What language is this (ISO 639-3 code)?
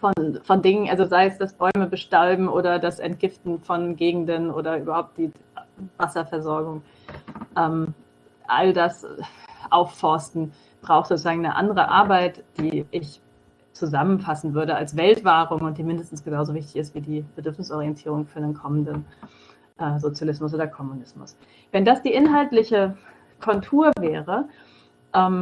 deu